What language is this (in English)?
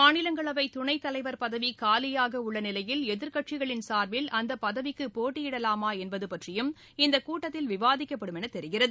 Tamil